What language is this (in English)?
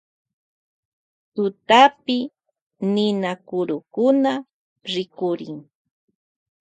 Loja Highland Quichua